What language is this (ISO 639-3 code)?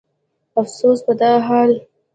pus